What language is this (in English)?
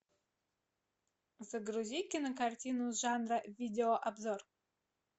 Russian